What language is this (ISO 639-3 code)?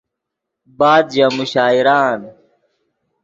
ydg